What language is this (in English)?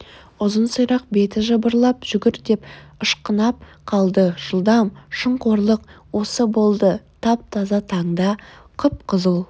Kazakh